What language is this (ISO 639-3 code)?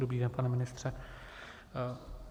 ces